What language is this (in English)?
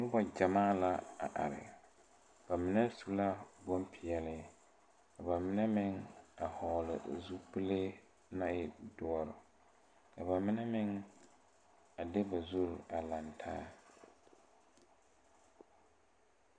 Southern Dagaare